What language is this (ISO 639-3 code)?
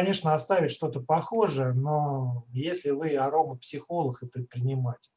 rus